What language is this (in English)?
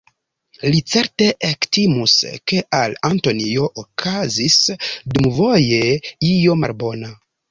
Esperanto